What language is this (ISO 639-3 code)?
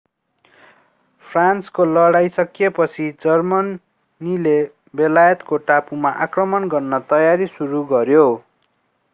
nep